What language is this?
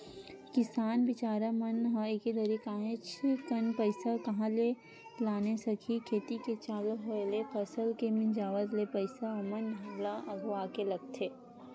Chhattisgarhi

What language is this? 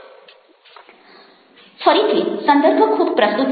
Gujarati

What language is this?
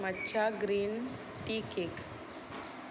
Konkani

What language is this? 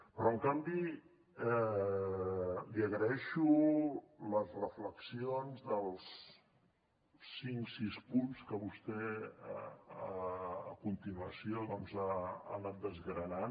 Catalan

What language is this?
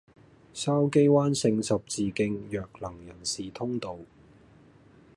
Cantonese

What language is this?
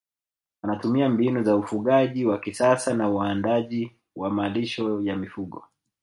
Swahili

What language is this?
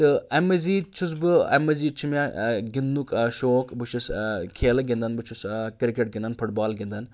Kashmiri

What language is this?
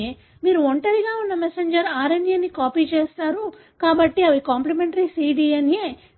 Telugu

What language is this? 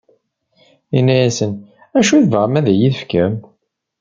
Kabyle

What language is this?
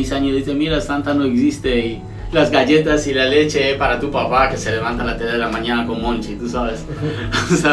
Spanish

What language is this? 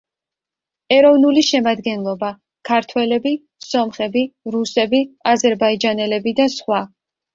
Georgian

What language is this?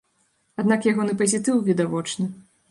Belarusian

